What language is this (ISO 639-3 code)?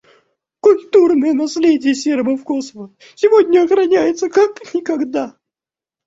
rus